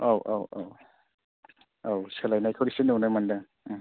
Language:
Bodo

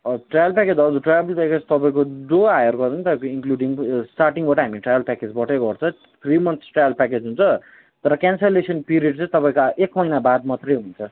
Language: Nepali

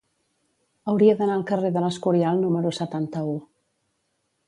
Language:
Catalan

